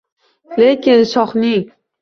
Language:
Uzbek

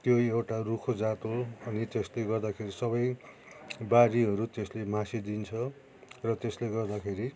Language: Nepali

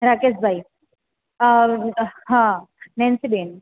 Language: Gujarati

